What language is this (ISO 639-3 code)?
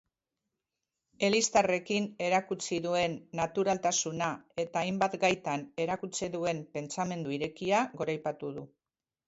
eus